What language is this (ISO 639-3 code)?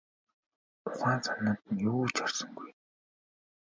mon